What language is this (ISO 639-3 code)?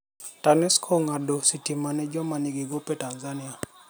luo